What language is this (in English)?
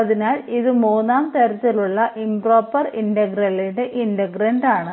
Malayalam